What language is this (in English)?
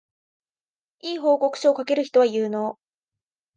Japanese